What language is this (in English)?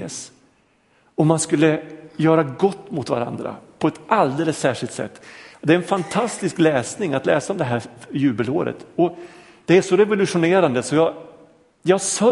Swedish